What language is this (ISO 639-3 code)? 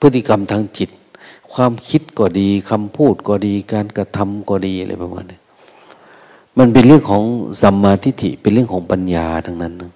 tha